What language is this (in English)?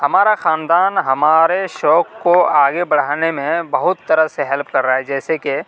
Urdu